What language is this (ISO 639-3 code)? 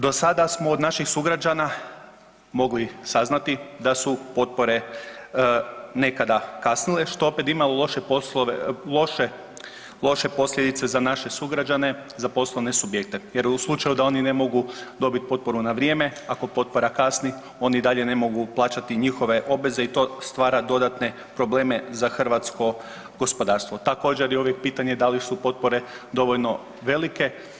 hrv